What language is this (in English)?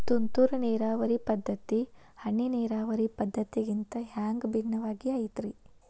Kannada